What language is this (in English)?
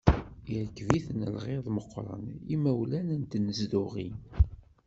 Kabyle